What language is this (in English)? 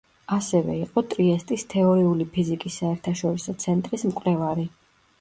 Georgian